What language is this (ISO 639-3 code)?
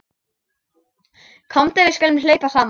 isl